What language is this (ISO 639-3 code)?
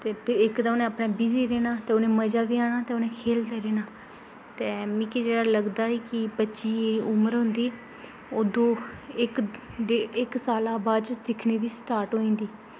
doi